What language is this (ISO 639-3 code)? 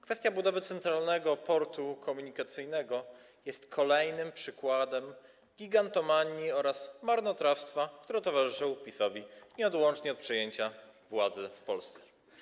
pol